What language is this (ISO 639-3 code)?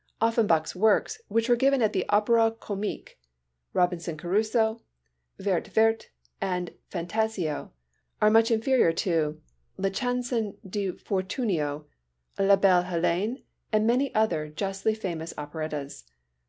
eng